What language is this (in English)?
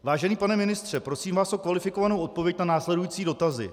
Czech